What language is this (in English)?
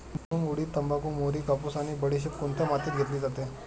Marathi